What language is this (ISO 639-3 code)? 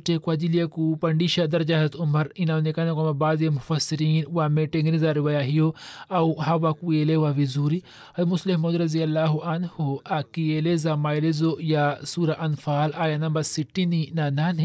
swa